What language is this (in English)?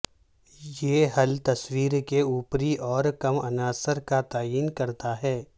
Urdu